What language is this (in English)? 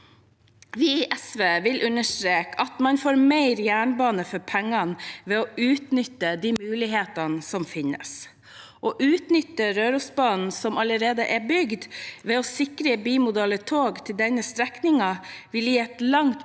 Norwegian